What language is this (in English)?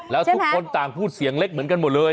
Thai